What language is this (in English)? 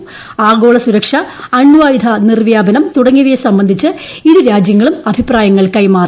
Malayalam